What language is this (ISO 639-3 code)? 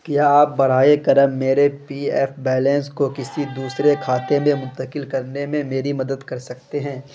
urd